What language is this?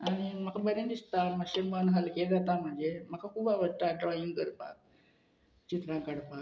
Konkani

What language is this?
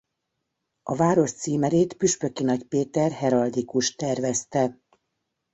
Hungarian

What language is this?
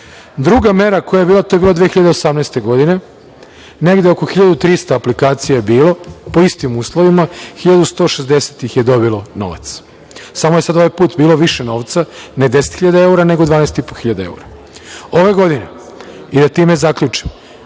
Serbian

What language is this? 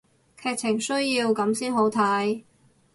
Cantonese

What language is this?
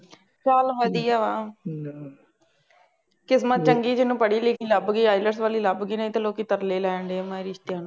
Punjabi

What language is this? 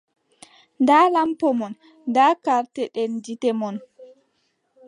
Adamawa Fulfulde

